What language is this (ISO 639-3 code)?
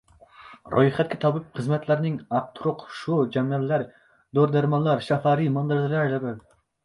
uzb